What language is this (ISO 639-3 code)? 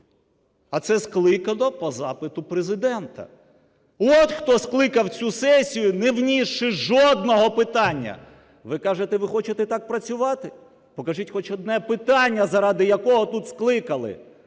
ukr